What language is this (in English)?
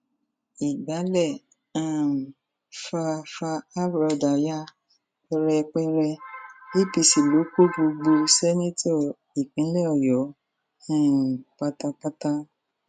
Yoruba